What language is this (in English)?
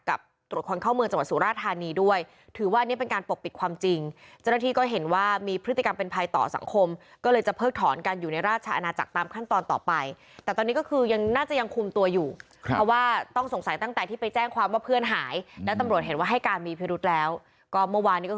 Thai